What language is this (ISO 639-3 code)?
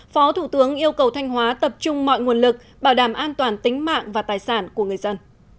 vie